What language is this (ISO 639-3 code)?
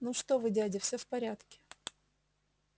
rus